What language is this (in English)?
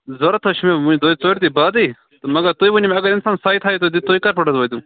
Kashmiri